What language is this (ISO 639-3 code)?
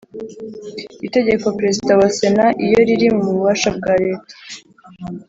kin